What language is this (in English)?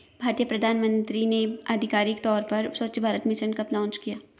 Hindi